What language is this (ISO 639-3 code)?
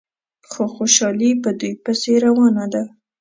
pus